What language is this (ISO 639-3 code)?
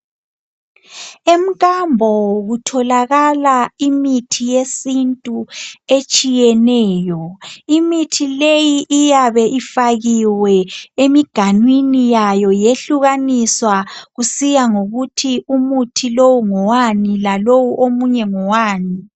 nde